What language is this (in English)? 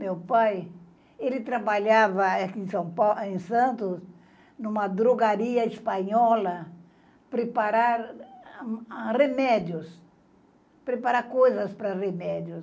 Portuguese